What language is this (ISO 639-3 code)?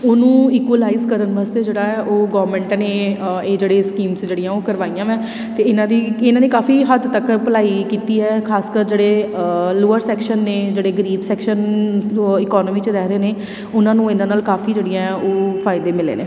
pan